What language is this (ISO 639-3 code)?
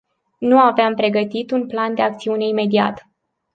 ron